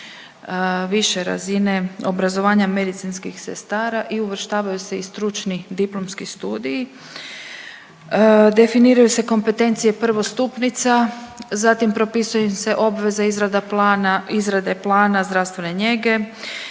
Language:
Croatian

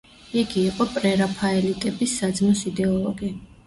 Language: Georgian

